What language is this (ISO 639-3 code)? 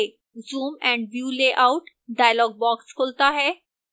hin